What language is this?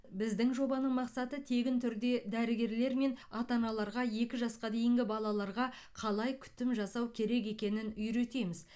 Kazakh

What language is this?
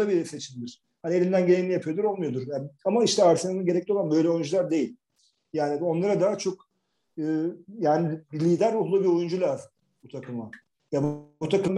Turkish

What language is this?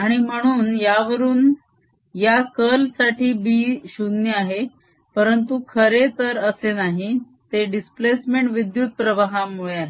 Marathi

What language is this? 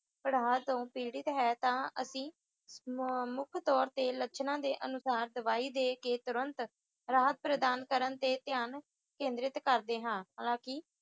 Punjabi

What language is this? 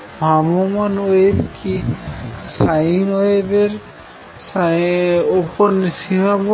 Bangla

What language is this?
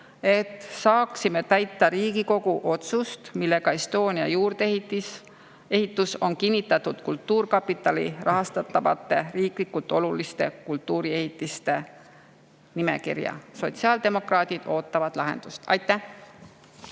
Estonian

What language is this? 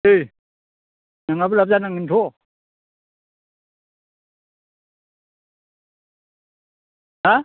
Bodo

